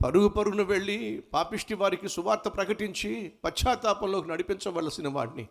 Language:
Telugu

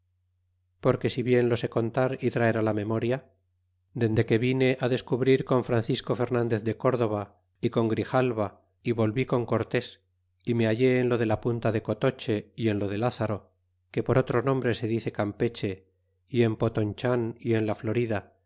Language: Spanish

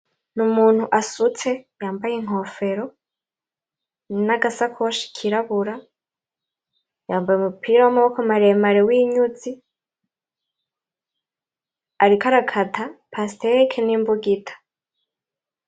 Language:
Rundi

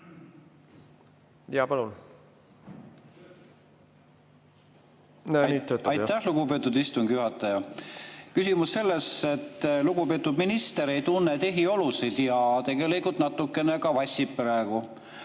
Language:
Estonian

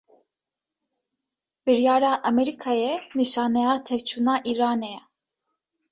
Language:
Kurdish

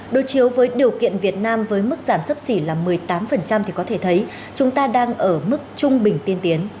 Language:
Vietnamese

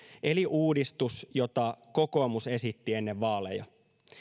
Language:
Finnish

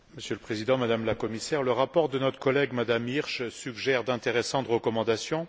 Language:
French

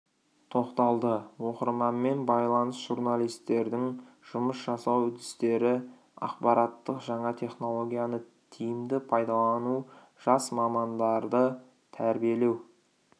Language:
Kazakh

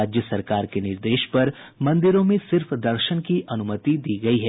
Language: Hindi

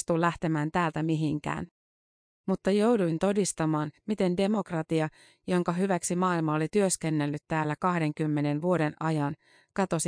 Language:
Finnish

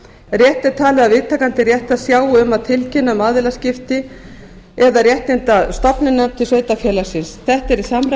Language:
Icelandic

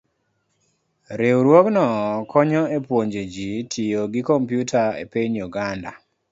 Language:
Luo (Kenya and Tanzania)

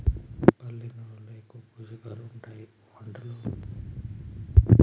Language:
Telugu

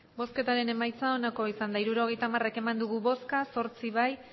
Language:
Basque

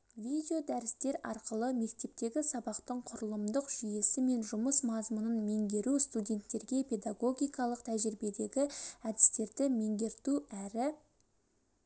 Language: Kazakh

